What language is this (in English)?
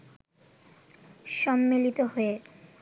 Bangla